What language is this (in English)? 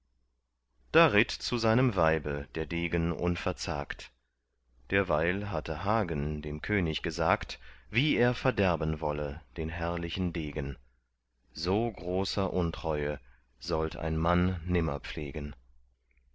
German